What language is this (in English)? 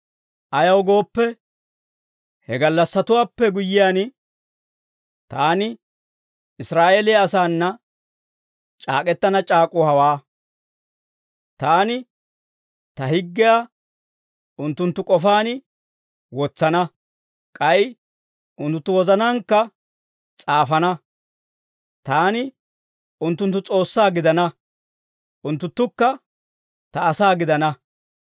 Dawro